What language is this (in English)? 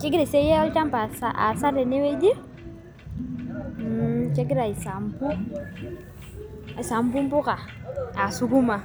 Masai